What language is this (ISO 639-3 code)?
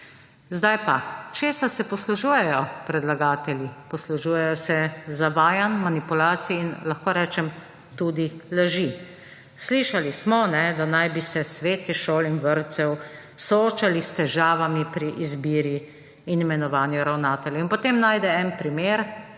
slv